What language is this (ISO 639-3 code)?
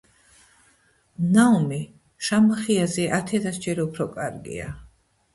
kat